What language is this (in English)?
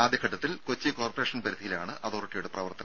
Malayalam